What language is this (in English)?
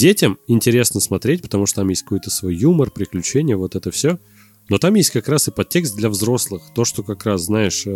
Russian